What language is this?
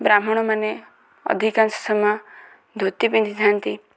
Odia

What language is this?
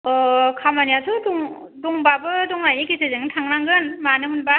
Bodo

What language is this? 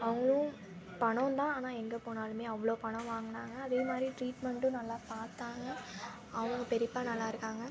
Tamil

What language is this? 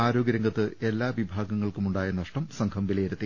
Malayalam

